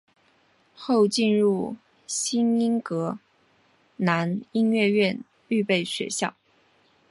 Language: Chinese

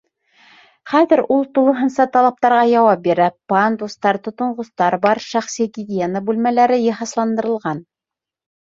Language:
Bashkir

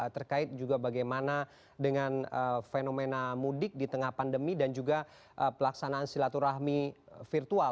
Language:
Indonesian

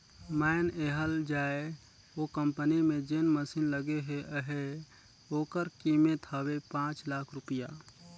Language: Chhattisgarhi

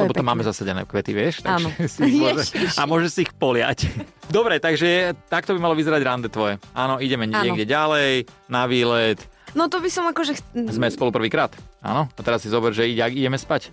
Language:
Slovak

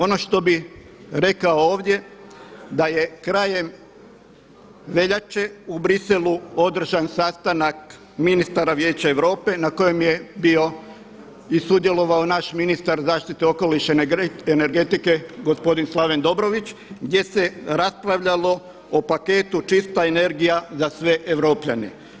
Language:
Croatian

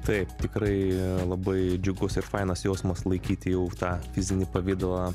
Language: Lithuanian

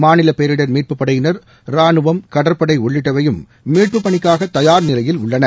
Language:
Tamil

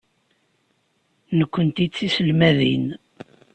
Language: Kabyle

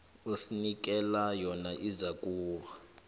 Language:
South Ndebele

